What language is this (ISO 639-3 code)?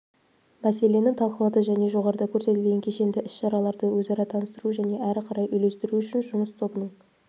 kaz